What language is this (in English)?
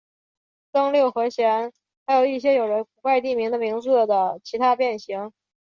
Chinese